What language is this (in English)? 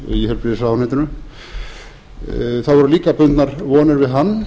Icelandic